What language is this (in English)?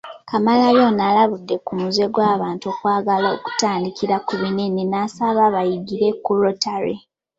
Ganda